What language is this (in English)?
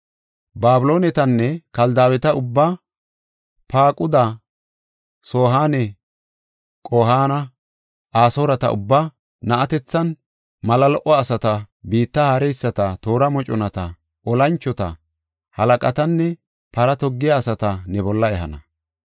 Gofa